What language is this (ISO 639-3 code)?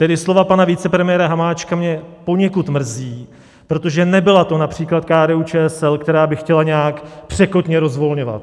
ces